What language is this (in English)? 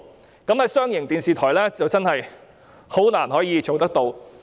Cantonese